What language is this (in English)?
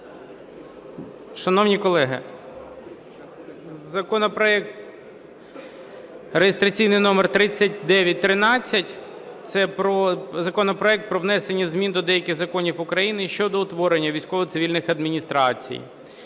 Ukrainian